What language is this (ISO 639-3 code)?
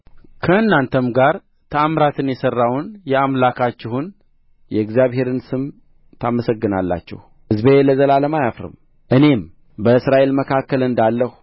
amh